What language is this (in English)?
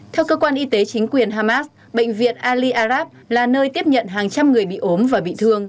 Vietnamese